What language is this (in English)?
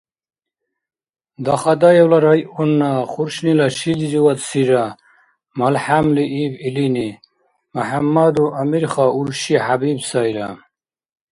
Dargwa